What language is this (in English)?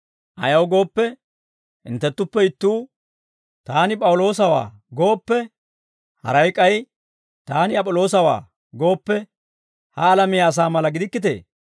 Dawro